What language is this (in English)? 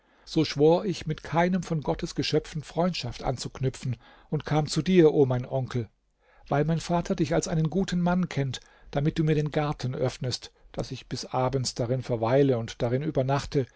German